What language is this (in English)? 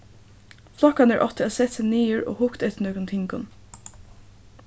Faroese